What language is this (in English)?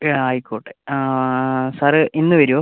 Malayalam